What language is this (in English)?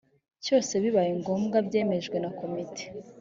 Kinyarwanda